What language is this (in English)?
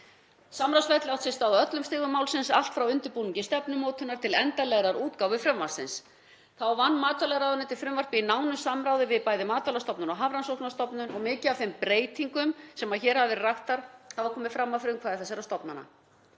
Icelandic